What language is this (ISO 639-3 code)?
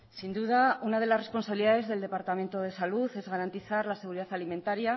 spa